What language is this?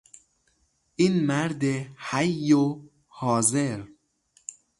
Persian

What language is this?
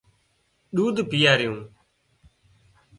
Wadiyara Koli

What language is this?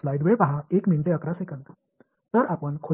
Tamil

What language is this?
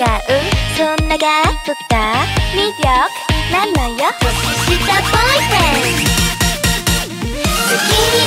Korean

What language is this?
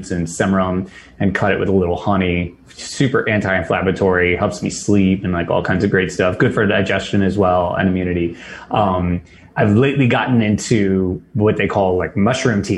English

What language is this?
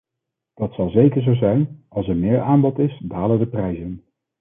Dutch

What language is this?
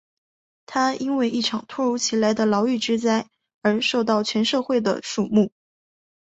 Chinese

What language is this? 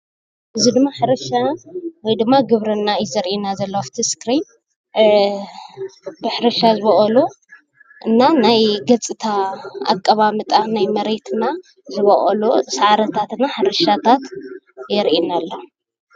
Tigrinya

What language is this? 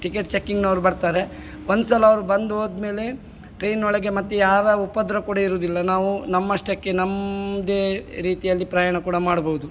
Kannada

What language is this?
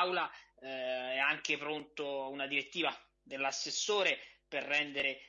Italian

